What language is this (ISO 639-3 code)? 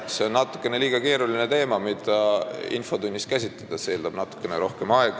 est